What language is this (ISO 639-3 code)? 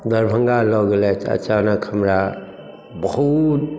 mai